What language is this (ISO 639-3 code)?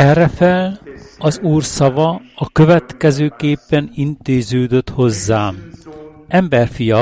hun